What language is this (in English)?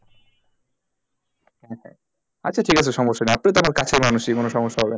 Bangla